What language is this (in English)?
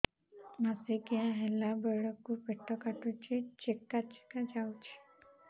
Odia